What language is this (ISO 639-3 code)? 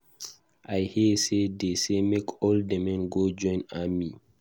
pcm